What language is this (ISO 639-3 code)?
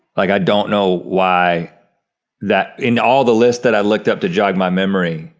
eng